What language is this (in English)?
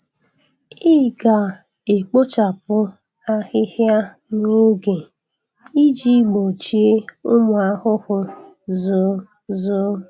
Igbo